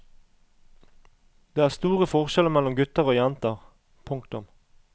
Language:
Norwegian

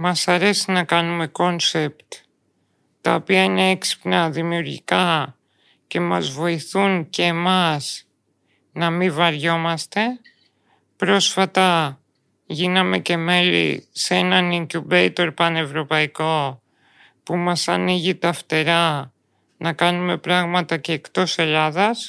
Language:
Greek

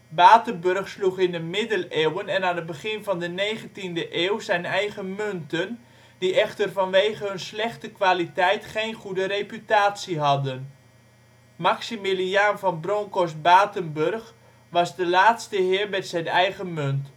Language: Dutch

